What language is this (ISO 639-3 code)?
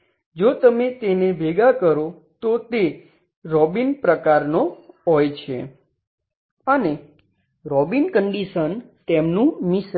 guj